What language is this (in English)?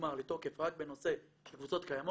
Hebrew